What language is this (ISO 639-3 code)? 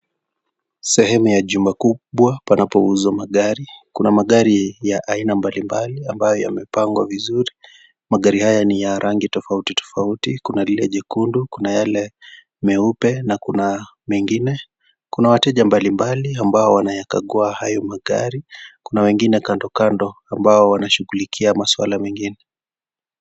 swa